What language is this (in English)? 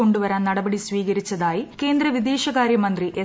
Malayalam